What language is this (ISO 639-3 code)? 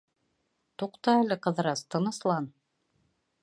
bak